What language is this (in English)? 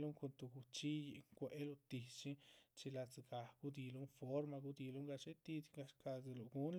Chichicapan Zapotec